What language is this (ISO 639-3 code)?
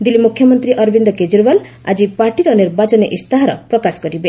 ori